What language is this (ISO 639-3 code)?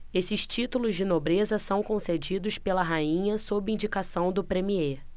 por